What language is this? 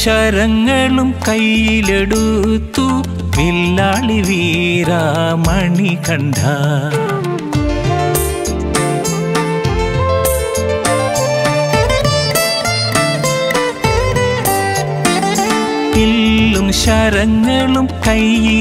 Hindi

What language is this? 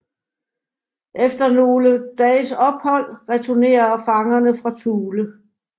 Danish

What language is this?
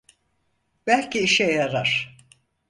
Turkish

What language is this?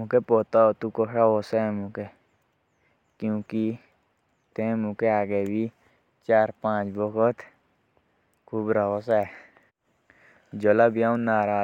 Jaunsari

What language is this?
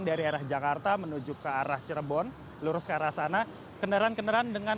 Indonesian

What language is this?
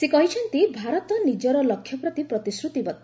Odia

